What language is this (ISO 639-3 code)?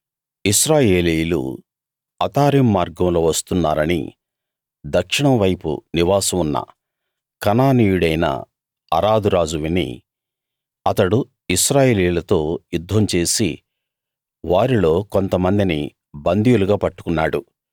tel